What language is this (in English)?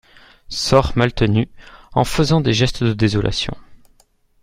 French